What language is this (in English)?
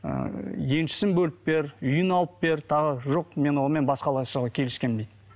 Kazakh